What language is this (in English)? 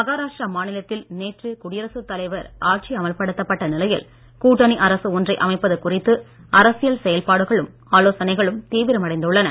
Tamil